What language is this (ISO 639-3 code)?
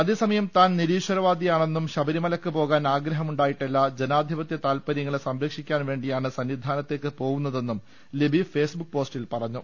mal